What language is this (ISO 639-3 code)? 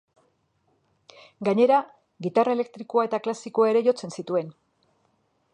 eus